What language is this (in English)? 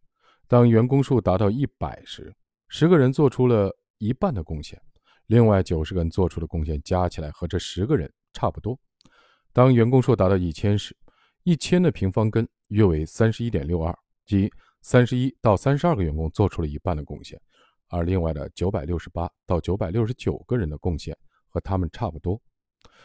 Chinese